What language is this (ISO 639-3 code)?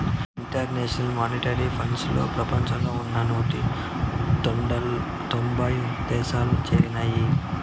tel